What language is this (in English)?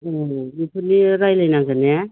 Bodo